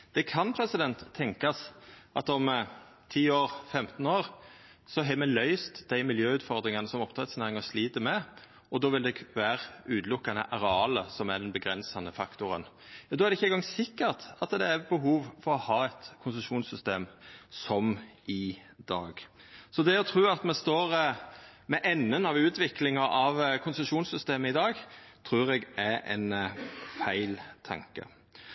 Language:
Norwegian Nynorsk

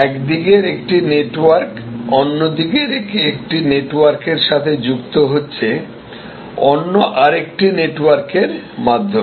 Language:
Bangla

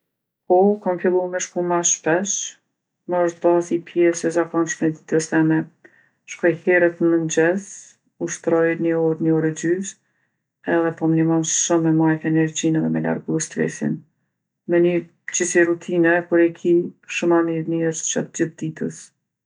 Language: Gheg Albanian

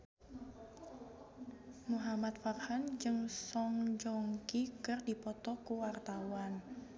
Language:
Sundanese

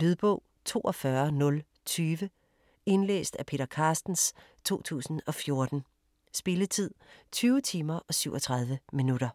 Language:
Danish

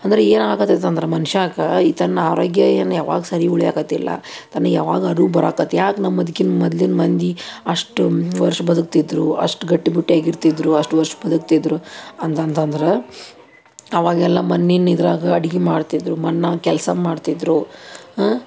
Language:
Kannada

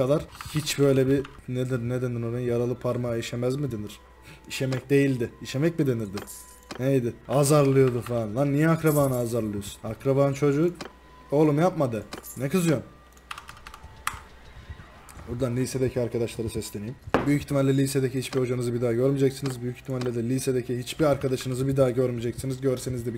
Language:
Turkish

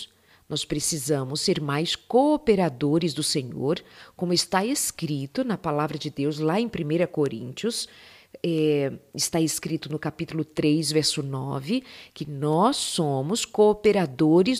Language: Portuguese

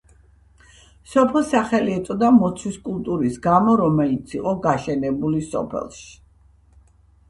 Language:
Georgian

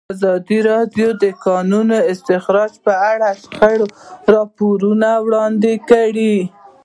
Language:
Pashto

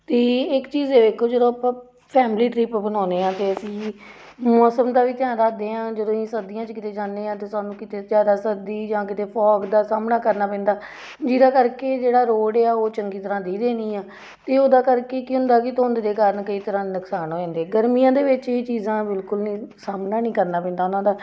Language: Punjabi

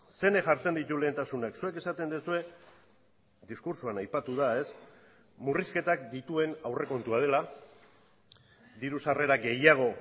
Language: Basque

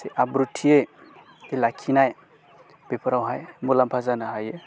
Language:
Bodo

